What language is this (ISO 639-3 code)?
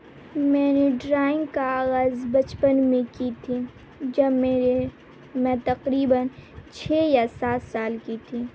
urd